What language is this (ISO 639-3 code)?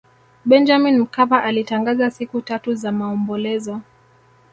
swa